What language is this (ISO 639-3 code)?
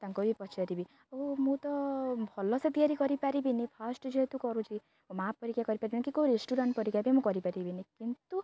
ori